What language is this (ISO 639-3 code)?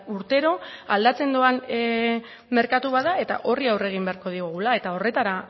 eus